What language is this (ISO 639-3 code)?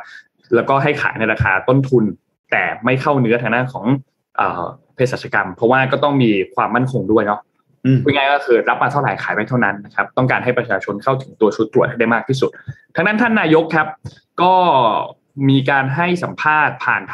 tha